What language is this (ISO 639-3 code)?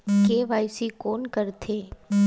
hne